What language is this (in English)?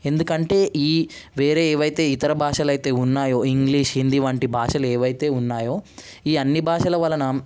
Telugu